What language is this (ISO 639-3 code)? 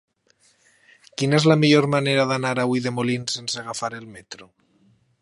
cat